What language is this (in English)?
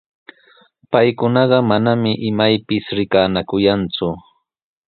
Sihuas Ancash Quechua